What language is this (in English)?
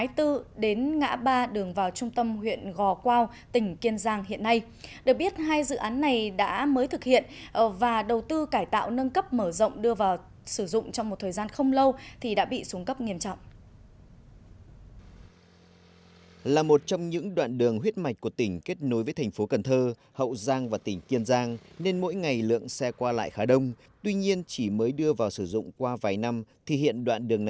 Vietnamese